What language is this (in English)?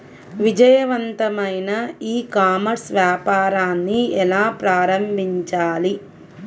Telugu